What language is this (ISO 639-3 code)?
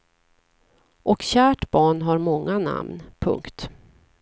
swe